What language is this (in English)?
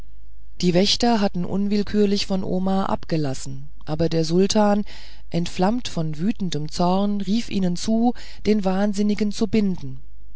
German